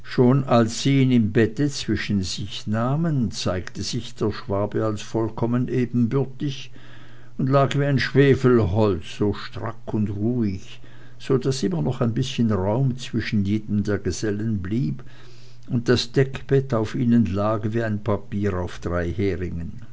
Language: German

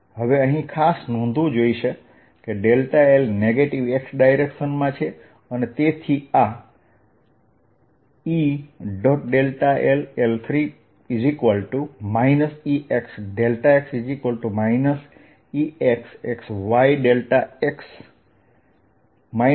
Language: Gujarati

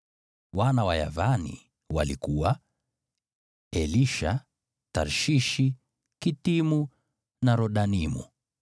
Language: Swahili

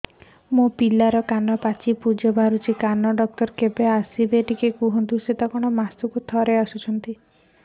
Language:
Odia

